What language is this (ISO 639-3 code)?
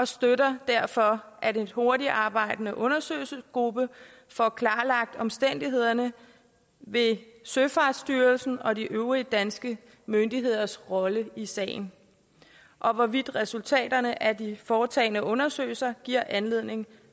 dan